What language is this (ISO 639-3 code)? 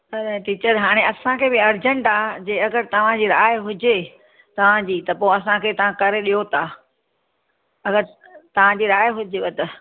snd